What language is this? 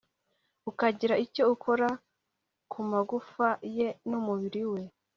Kinyarwanda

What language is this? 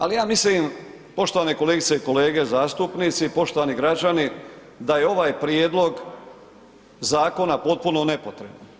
Croatian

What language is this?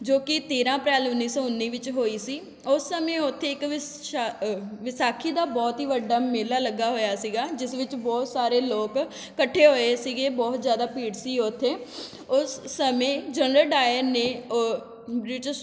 Punjabi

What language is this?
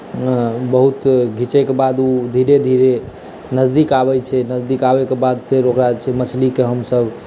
Maithili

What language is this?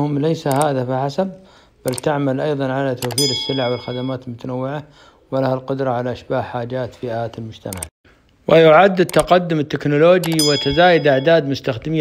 Arabic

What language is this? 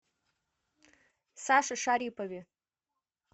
Russian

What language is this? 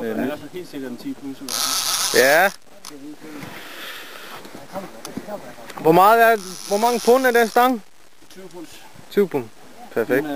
Danish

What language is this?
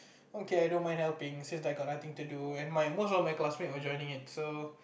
English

